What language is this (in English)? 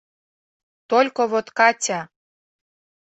Mari